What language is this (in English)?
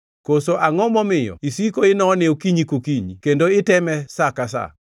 Luo (Kenya and Tanzania)